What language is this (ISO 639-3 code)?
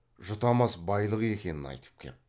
kaz